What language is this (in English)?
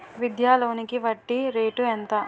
Telugu